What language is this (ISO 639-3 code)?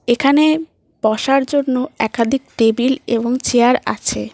ben